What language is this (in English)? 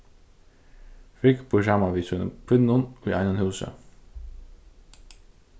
Faroese